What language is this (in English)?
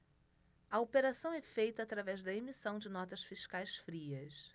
Portuguese